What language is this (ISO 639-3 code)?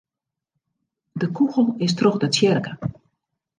fry